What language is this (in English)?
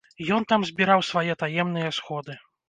Belarusian